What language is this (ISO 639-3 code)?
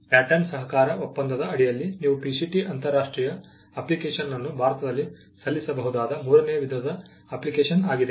kan